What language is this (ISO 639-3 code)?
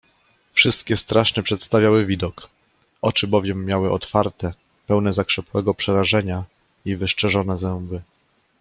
pol